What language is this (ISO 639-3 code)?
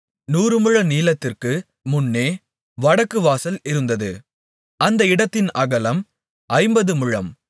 tam